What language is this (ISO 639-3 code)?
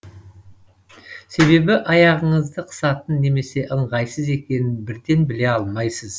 kaz